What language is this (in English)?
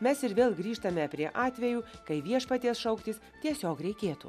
Lithuanian